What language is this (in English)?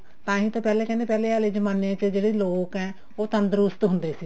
Punjabi